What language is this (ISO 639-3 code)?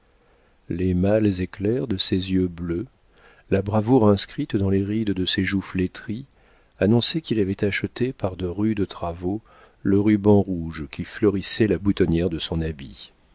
fra